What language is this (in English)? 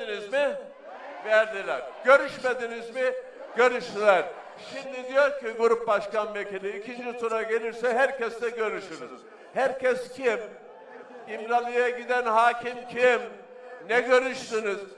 Turkish